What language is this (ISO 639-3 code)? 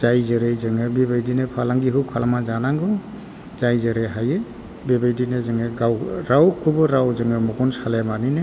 brx